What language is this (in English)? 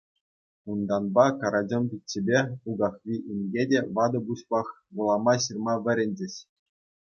Chuvash